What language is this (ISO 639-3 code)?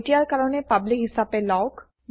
asm